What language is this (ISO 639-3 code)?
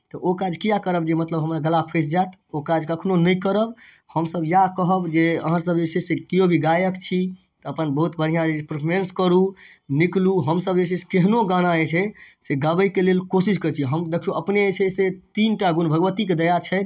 mai